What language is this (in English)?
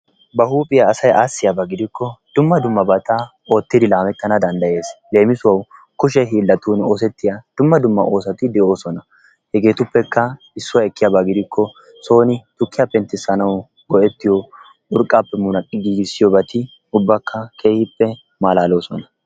Wolaytta